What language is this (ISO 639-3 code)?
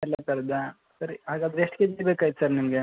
kan